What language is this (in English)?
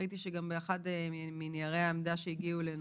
Hebrew